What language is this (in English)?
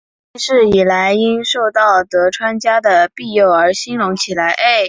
Chinese